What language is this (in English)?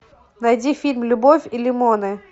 Russian